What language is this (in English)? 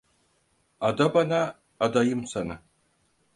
Turkish